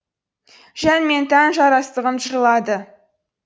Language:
Kazakh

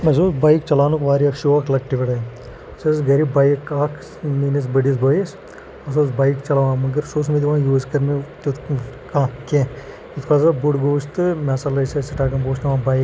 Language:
Kashmiri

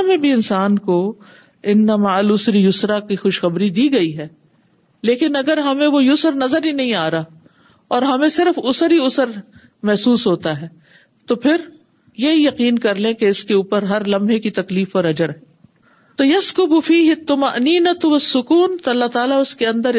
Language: Urdu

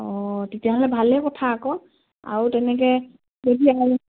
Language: Assamese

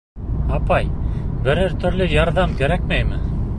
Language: Bashkir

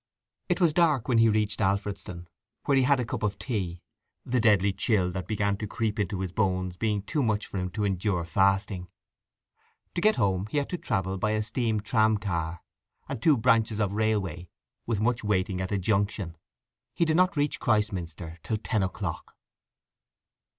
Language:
English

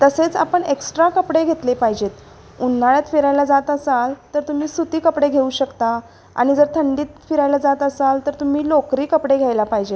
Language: Marathi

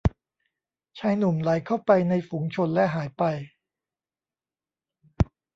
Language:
Thai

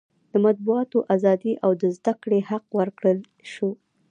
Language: Pashto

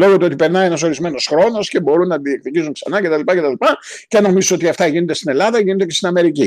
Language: Greek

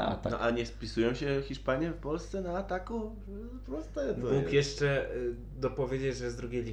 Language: Polish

